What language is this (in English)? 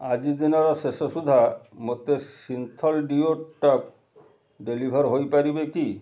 Odia